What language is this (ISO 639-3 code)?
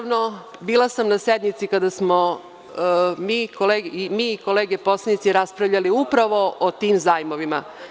srp